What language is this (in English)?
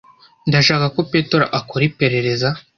Kinyarwanda